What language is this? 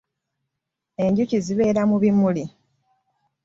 Ganda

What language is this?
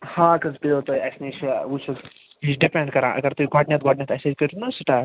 Kashmiri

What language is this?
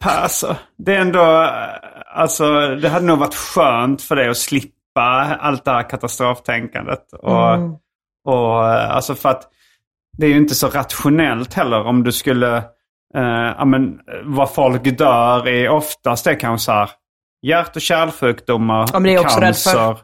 Swedish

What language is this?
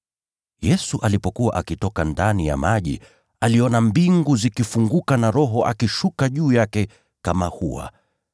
Swahili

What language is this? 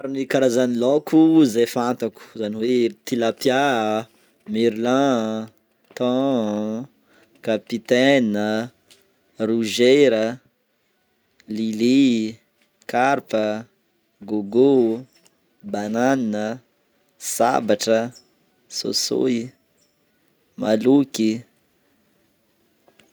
Northern Betsimisaraka Malagasy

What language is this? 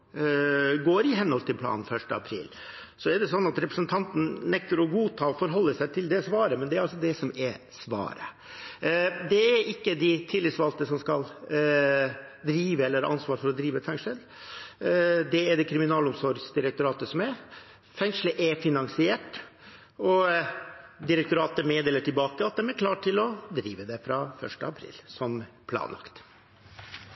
Norwegian Nynorsk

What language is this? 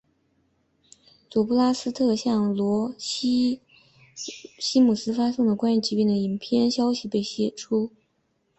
Chinese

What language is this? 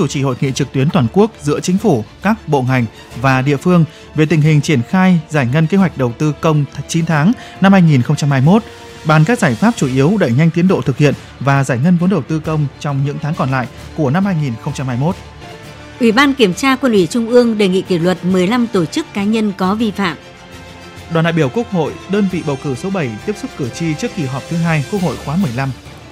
Vietnamese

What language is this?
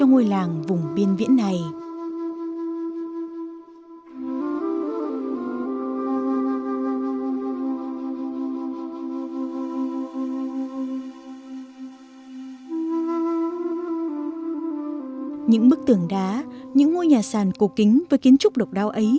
Vietnamese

